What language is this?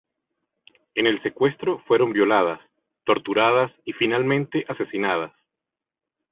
Spanish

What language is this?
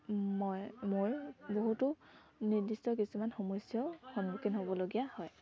Assamese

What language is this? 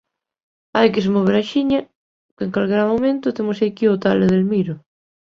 Galician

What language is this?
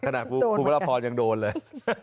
Thai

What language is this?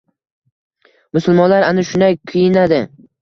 Uzbek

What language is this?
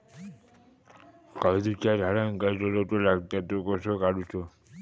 Marathi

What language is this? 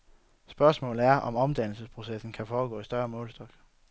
Danish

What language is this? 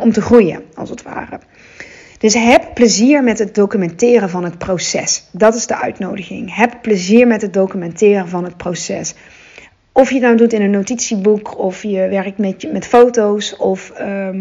Dutch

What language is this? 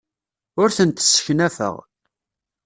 Kabyle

